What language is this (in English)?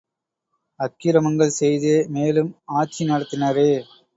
Tamil